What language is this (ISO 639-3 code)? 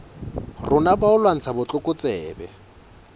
sot